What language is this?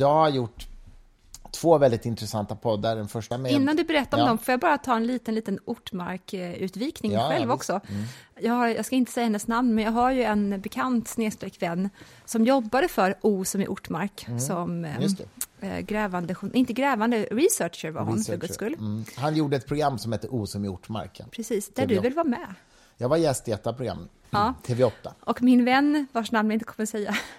Swedish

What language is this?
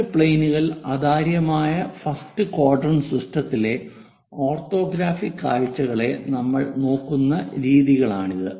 Malayalam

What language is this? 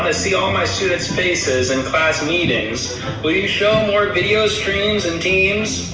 English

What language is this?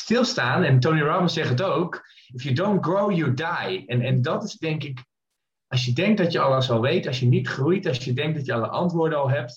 Dutch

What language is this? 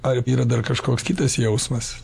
Lithuanian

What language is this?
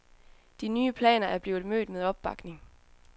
Danish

